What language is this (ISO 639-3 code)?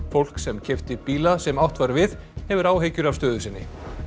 isl